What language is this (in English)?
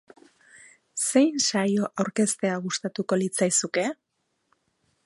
Basque